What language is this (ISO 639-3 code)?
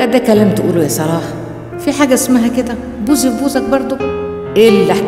ara